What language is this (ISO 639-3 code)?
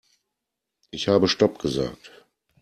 deu